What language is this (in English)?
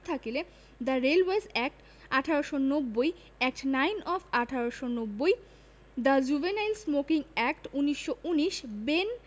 Bangla